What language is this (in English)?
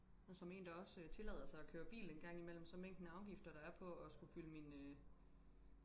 Danish